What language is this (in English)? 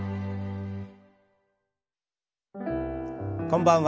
Japanese